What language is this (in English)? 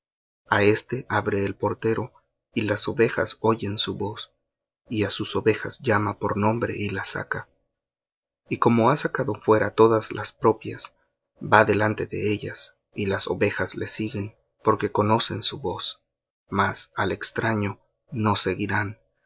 Spanish